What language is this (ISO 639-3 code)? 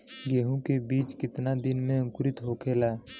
bho